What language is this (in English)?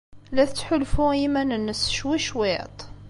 Kabyle